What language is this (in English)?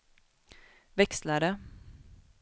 Swedish